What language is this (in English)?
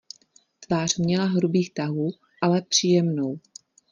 Czech